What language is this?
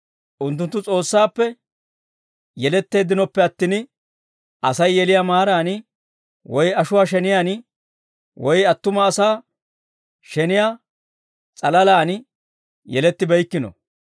Dawro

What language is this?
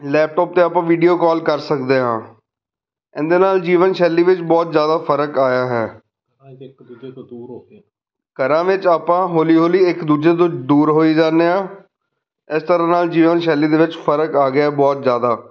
Punjabi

